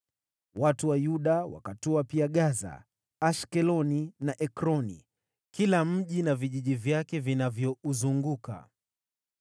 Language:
Swahili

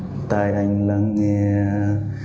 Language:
Vietnamese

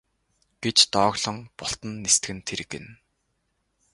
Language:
Mongolian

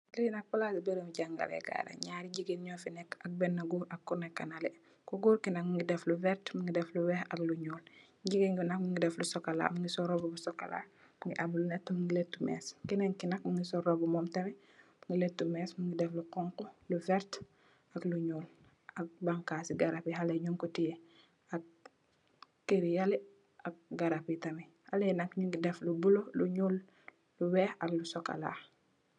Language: Wolof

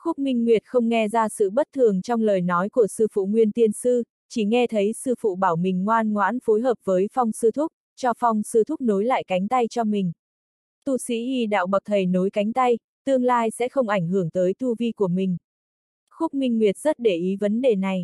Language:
Vietnamese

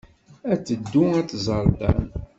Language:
Kabyle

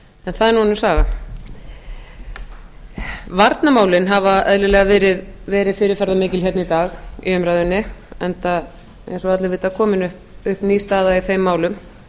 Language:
Icelandic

